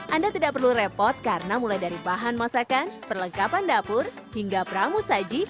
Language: Indonesian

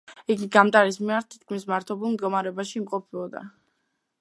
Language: Georgian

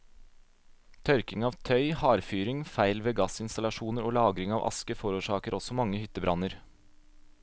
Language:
Norwegian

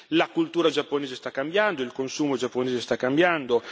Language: Italian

